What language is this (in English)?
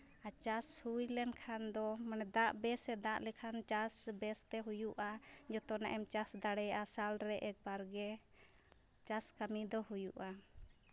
Santali